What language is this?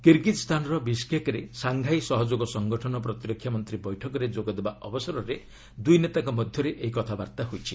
Odia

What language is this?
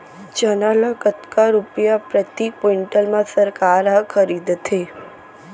Chhattisgarhi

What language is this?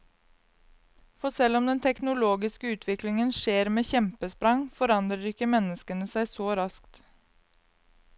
Norwegian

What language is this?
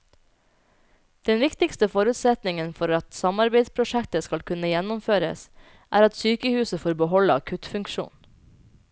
Norwegian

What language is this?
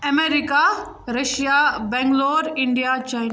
Kashmiri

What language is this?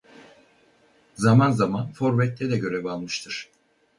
Turkish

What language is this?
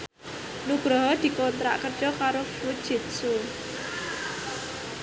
Javanese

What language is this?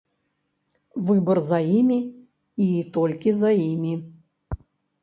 Belarusian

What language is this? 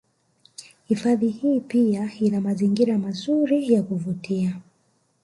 Swahili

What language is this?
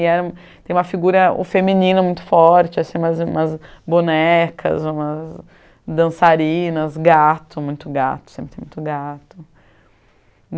Portuguese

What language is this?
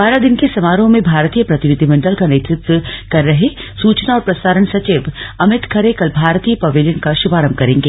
Hindi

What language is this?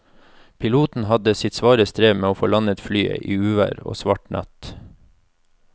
Norwegian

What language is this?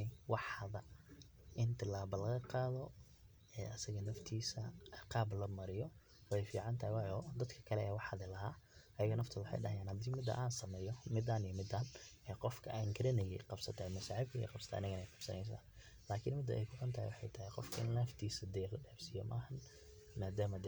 Somali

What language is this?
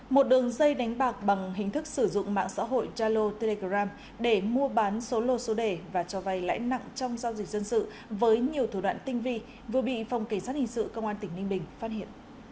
Vietnamese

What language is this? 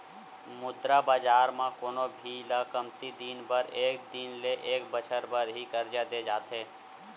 Chhattisgarhi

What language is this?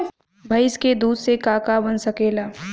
Bhojpuri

